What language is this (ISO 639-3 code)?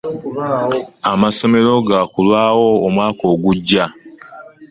lug